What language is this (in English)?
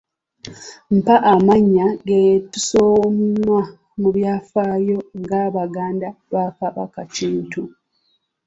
Ganda